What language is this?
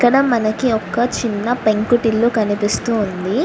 Telugu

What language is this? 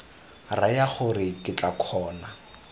Tswana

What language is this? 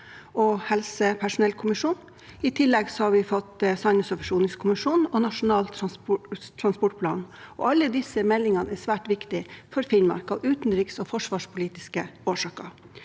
Norwegian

